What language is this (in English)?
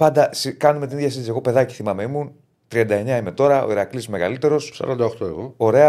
Greek